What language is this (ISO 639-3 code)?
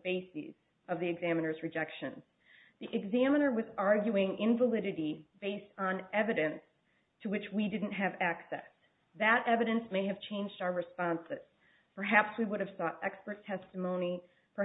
eng